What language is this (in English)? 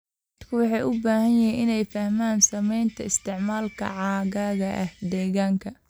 Somali